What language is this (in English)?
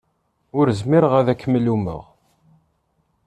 Kabyle